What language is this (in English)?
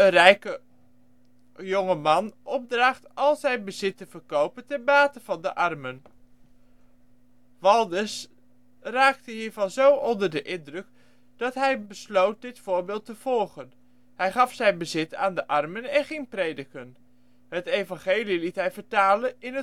Dutch